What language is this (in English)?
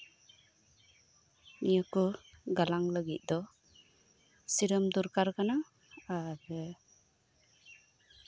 Santali